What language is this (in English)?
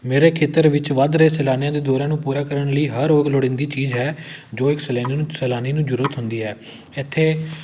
Punjabi